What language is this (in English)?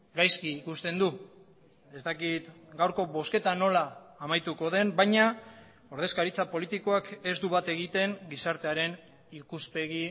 Basque